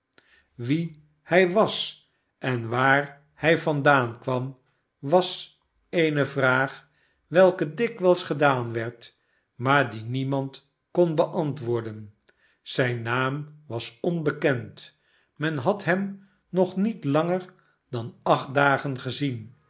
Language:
Dutch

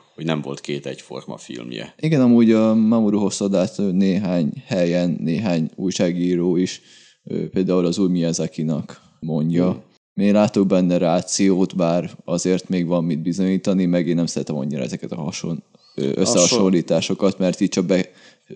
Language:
Hungarian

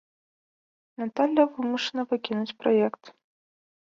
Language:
Belarusian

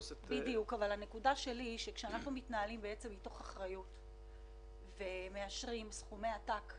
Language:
Hebrew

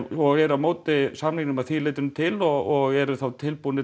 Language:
Icelandic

